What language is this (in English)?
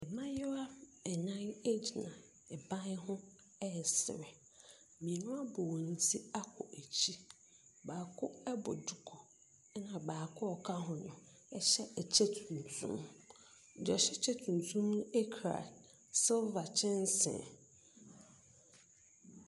Akan